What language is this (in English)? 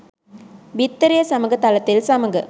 Sinhala